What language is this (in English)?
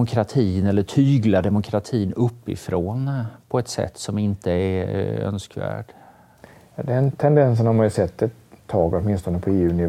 Swedish